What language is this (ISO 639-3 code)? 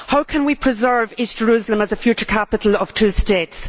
eng